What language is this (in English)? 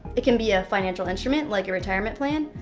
English